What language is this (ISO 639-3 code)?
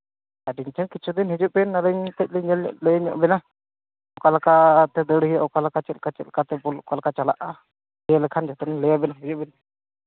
sat